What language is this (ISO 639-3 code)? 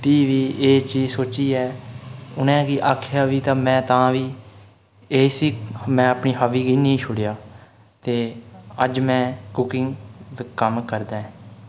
doi